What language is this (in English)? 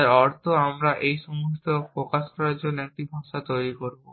Bangla